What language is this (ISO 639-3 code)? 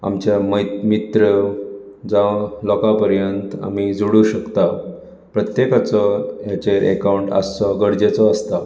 kok